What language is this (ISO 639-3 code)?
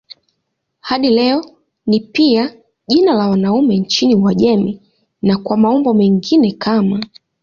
swa